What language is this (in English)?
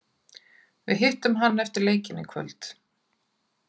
Icelandic